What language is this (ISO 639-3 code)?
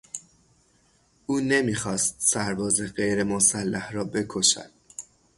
fas